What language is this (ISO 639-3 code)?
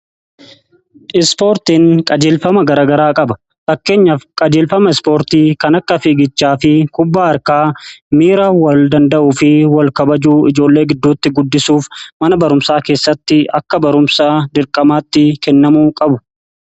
orm